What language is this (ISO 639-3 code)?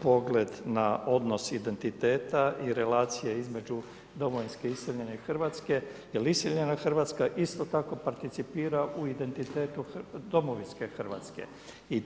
hrv